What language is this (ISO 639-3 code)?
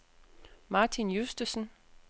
dan